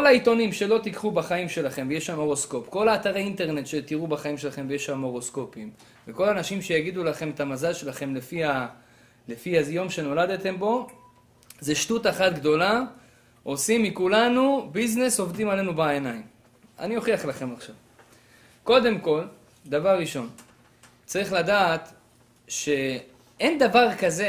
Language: Hebrew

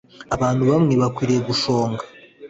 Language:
Kinyarwanda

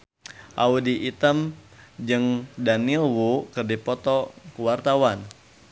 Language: Sundanese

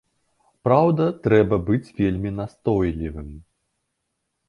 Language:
Belarusian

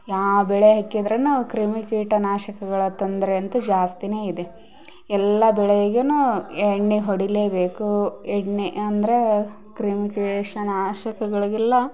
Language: Kannada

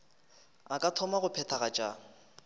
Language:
Northern Sotho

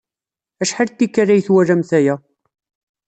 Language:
Kabyle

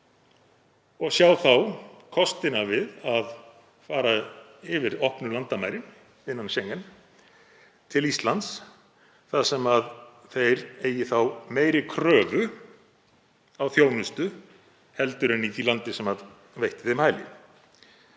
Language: Icelandic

